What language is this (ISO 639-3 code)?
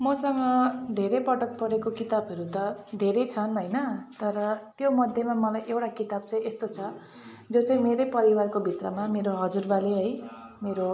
nep